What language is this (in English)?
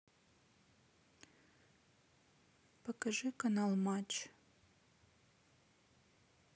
Russian